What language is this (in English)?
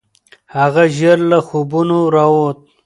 Pashto